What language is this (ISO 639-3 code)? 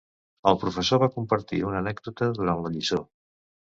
cat